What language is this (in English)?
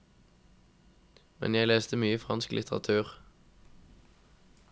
Norwegian